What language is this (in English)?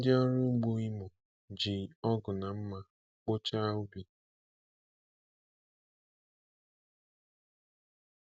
Igbo